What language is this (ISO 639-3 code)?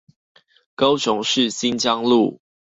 zho